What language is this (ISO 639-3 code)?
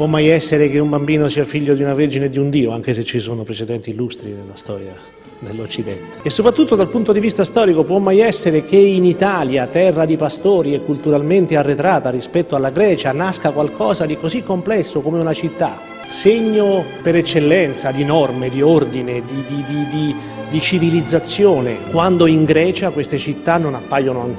ita